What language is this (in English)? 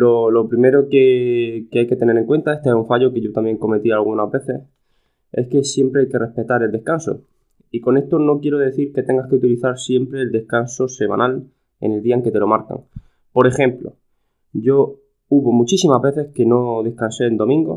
Spanish